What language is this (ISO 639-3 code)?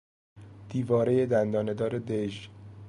fas